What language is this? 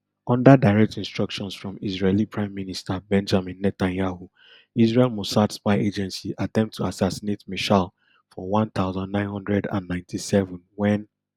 Nigerian Pidgin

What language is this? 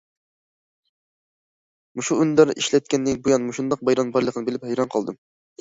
Uyghur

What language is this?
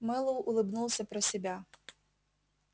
Russian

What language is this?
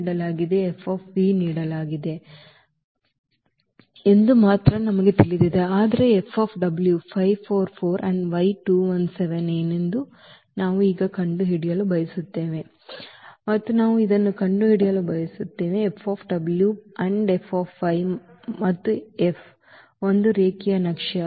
Kannada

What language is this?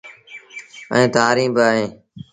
Sindhi Bhil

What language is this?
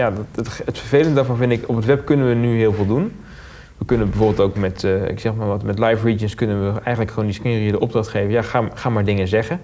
Dutch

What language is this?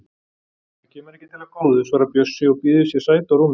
Icelandic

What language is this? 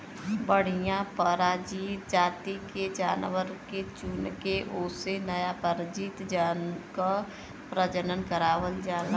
Bhojpuri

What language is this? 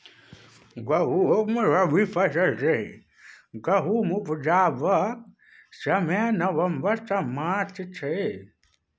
Maithili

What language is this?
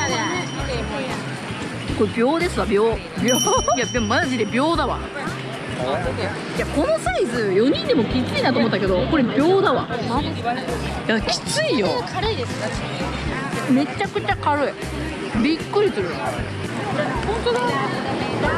Japanese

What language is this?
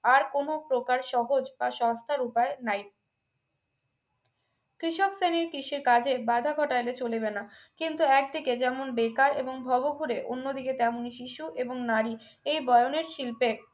Bangla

